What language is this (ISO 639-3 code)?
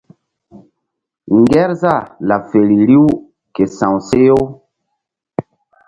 mdd